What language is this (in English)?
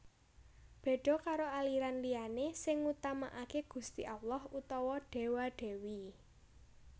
Javanese